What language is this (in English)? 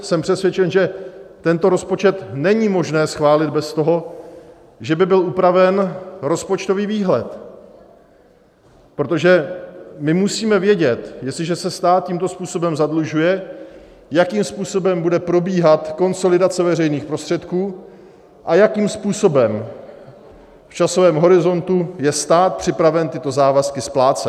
Czech